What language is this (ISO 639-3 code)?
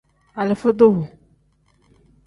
kdh